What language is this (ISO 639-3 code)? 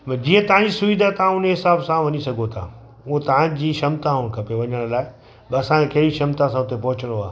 snd